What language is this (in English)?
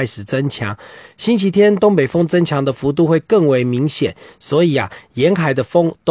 Chinese